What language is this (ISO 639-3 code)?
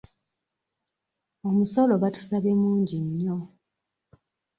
lug